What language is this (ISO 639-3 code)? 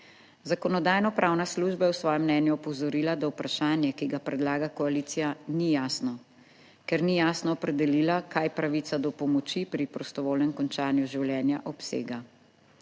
slv